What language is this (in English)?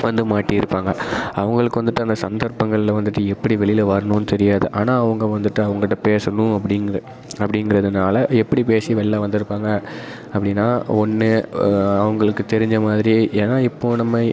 Tamil